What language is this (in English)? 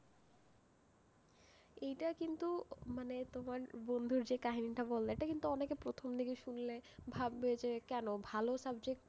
Bangla